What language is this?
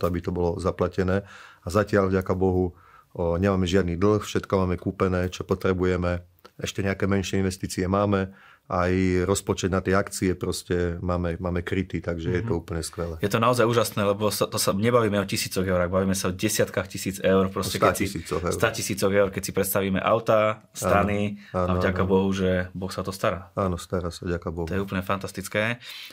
Slovak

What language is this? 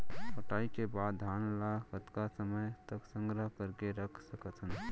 Chhattisgarhi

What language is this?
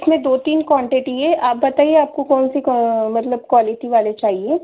Hindi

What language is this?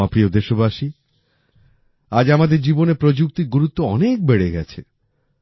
Bangla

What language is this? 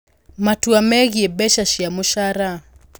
Kikuyu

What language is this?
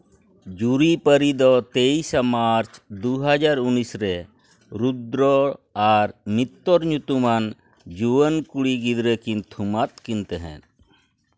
Santali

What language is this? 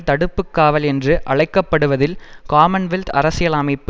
Tamil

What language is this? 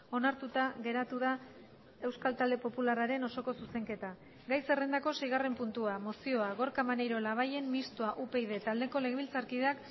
Basque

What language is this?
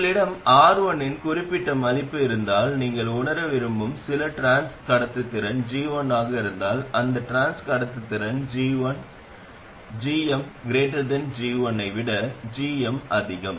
Tamil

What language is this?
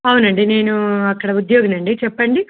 Telugu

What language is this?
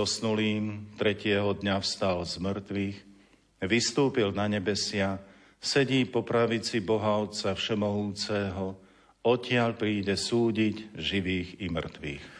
Slovak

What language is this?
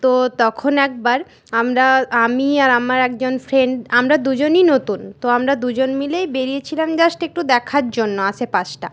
Bangla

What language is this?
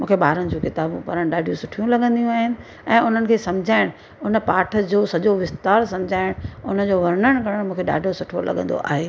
Sindhi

